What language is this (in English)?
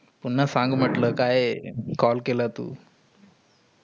Marathi